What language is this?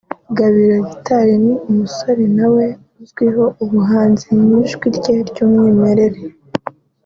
Kinyarwanda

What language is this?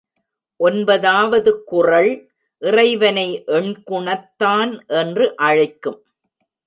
Tamil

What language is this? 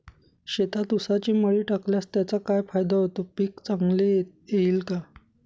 Marathi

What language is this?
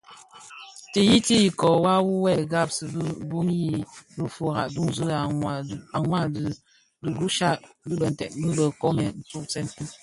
Bafia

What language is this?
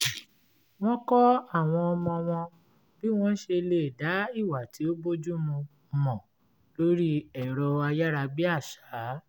Yoruba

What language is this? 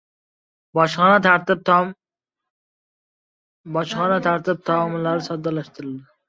Uzbek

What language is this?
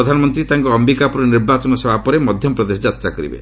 Odia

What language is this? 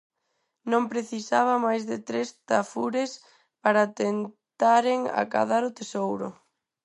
Galician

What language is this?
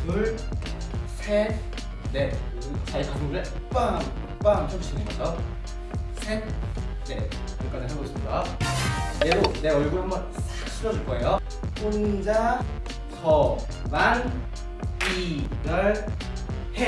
Korean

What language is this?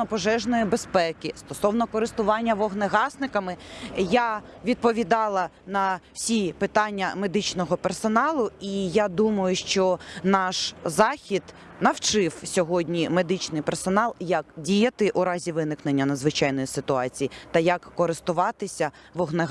Ukrainian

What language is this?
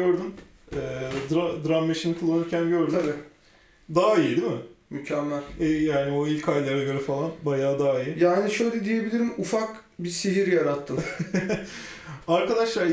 Turkish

